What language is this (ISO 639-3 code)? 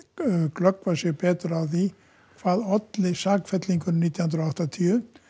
isl